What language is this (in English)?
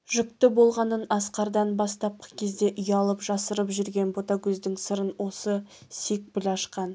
Kazakh